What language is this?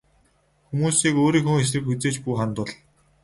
Mongolian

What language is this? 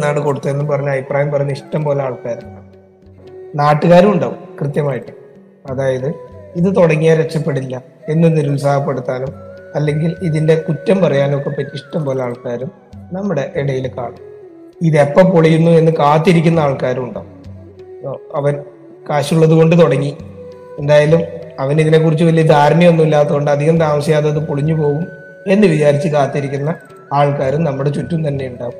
Malayalam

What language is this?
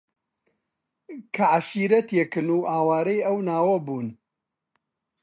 Central Kurdish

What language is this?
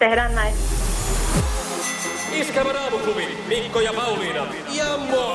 Finnish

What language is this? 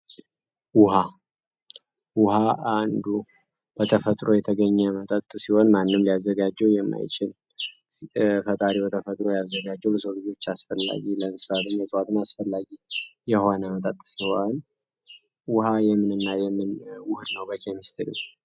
Amharic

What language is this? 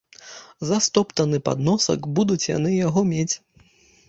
Belarusian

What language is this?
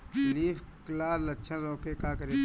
Bhojpuri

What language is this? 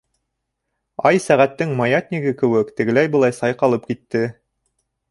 Bashkir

